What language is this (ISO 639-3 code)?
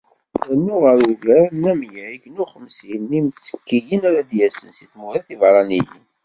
kab